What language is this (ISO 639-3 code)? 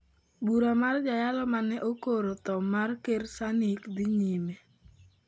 luo